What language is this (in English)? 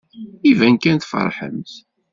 Kabyle